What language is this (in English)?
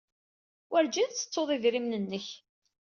Kabyle